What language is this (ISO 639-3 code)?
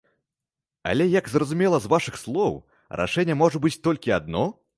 bel